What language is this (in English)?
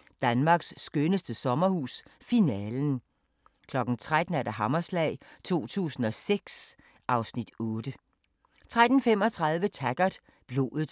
Danish